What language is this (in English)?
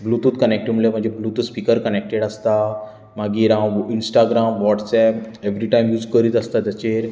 Konkani